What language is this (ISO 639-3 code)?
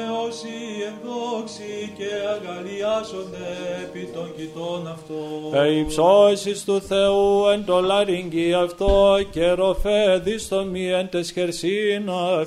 ell